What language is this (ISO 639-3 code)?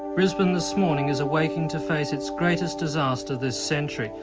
eng